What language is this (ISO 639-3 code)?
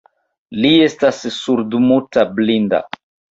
epo